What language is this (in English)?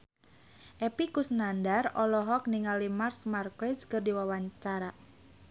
Sundanese